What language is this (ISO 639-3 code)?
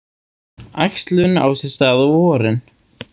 isl